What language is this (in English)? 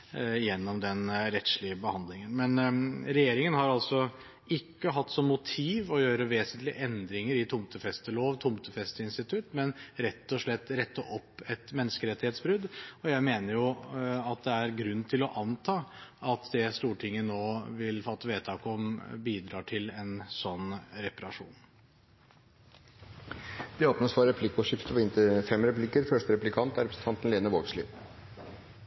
Norwegian